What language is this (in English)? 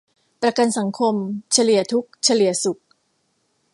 Thai